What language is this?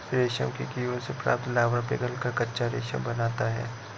Hindi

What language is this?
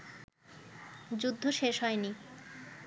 Bangla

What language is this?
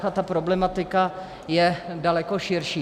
Czech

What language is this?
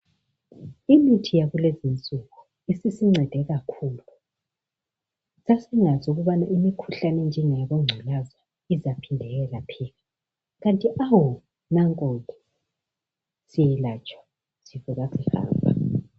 North Ndebele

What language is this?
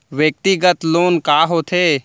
Chhattisgarhi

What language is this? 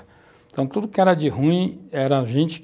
Portuguese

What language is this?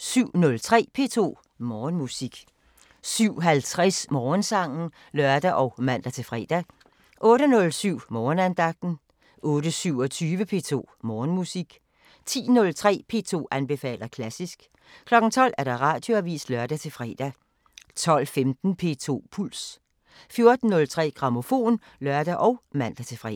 Danish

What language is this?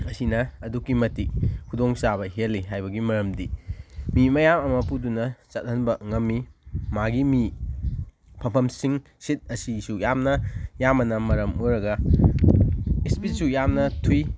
Manipuri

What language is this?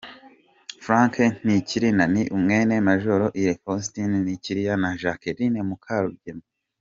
Kinyarwanda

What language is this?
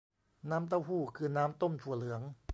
Thai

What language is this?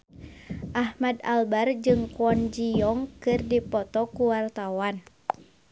Sundanese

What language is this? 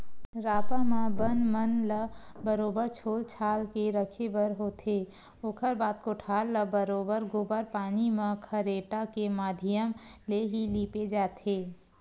Chhattisgarhi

